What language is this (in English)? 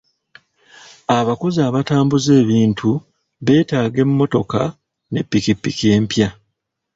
Ganda